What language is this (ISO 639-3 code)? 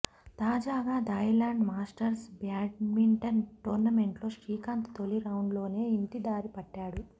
tel